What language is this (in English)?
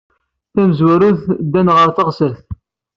Kabyle